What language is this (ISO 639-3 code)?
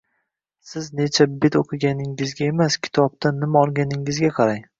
uzb